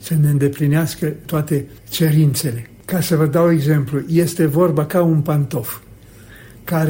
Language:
Romanian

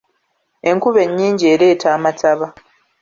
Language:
Ganda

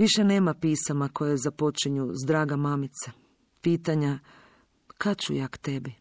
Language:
Croatian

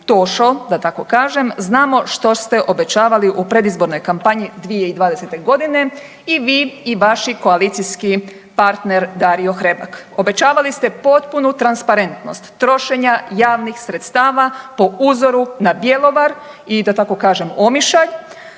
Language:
Croatian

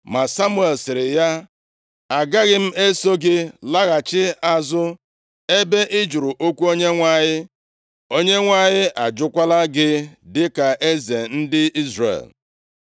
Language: Igbo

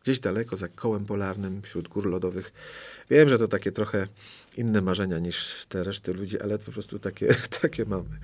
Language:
Polish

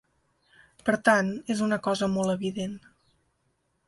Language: Catalan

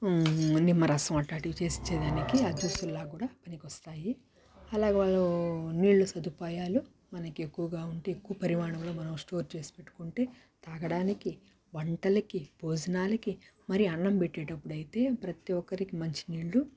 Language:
Telugu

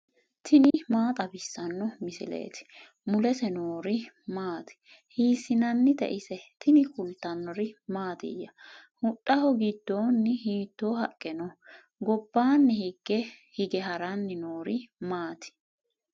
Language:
Sidamo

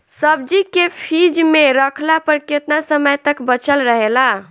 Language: Bhojpuri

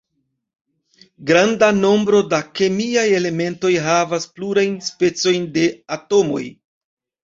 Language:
Esperanto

